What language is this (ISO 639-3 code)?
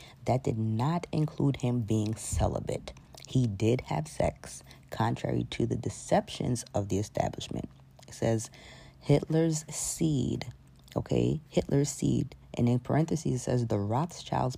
eng